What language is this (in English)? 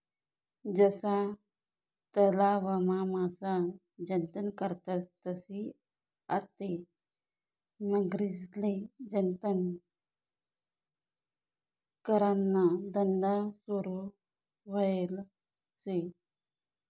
Marathi